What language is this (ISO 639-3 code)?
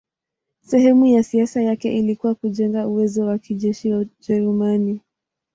swa